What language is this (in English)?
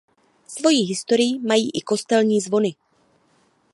Czech